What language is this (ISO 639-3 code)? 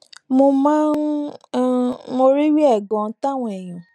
yor